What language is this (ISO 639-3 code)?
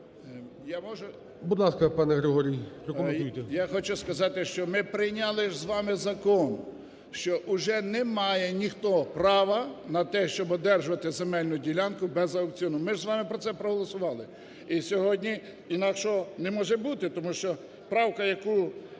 ukr